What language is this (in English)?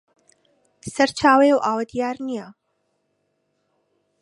Central Kurdish